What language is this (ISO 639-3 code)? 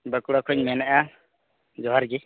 sat